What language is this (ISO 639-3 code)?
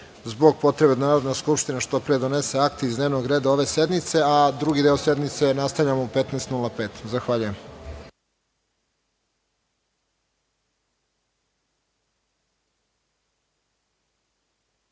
srp